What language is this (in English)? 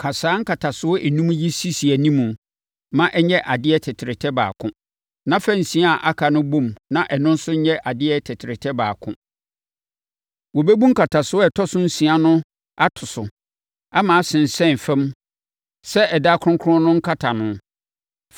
Akan